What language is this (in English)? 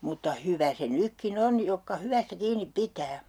Finnish